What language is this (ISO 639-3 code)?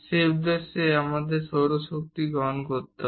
ben